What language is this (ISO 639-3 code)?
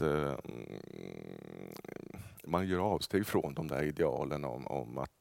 swe